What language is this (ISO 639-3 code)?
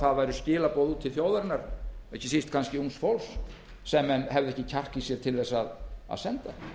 isl